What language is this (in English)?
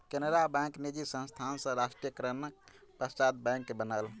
Maithili